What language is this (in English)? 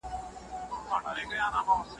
Pashto